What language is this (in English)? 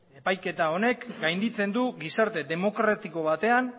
Basque